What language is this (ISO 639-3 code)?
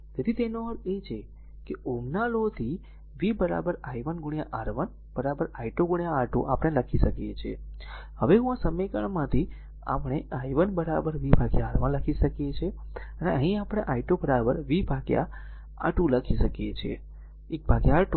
guj